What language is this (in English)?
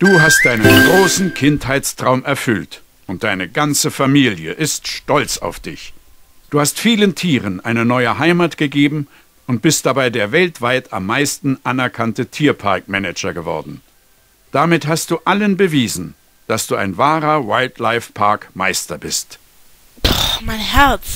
German